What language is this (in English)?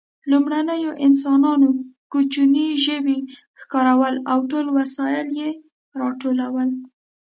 Pashto